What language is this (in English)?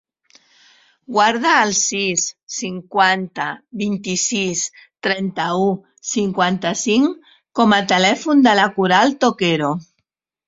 Catalan